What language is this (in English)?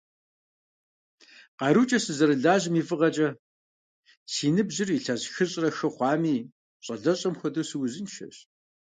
Kabardian